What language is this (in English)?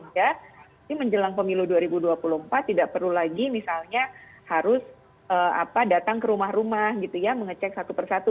Indonesian